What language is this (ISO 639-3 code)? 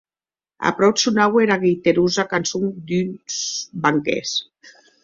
oci